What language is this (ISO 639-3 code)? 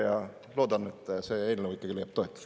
est